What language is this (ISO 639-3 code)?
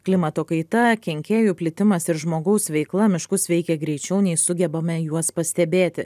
lit